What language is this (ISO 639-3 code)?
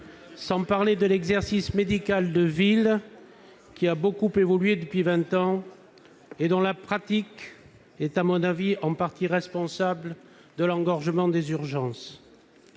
fra